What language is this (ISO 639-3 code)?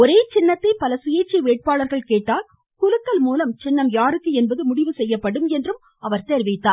tam